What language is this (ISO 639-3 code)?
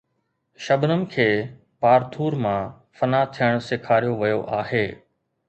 snd